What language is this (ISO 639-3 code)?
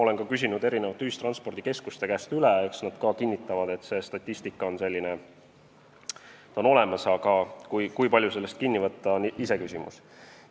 est